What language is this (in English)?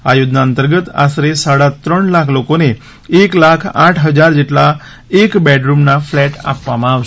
Gujarati